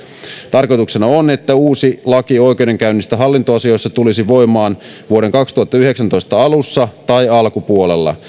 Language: Finnish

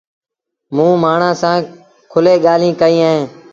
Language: Sindhi Bhil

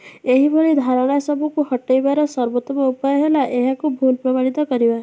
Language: Odia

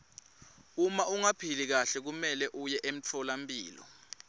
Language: Swati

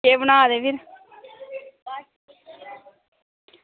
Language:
Dogri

